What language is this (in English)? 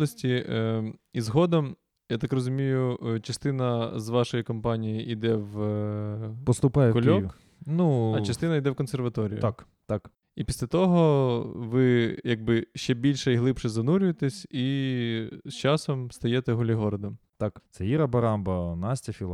Ukrainian